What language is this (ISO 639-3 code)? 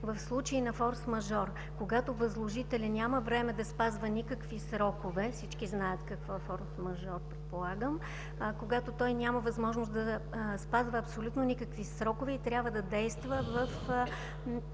bul